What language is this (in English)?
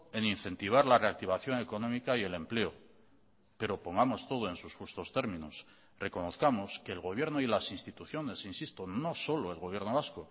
Spanish